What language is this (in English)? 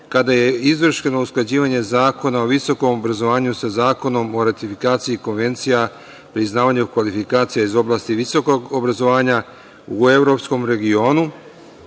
Serbian